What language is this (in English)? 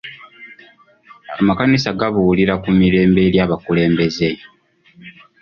Ganda